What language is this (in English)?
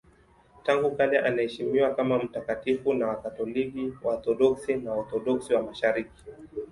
Swahili